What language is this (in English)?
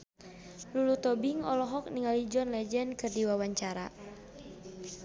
Sundanese